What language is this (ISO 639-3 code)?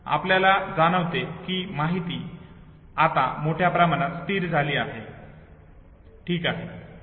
mar